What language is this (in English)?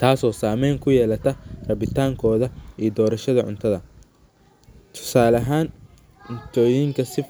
Somali